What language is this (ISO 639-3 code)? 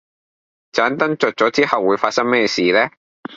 yue